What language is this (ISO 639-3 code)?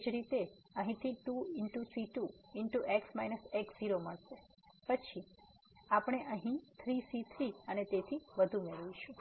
guj